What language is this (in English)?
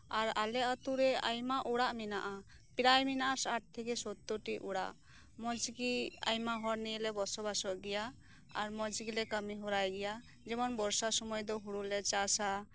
Santali